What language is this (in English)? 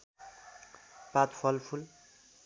Nepali